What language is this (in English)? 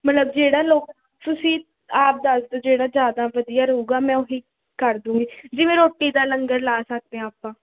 Punjabi